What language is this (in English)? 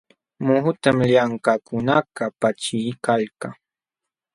Jauja Wanca Quechua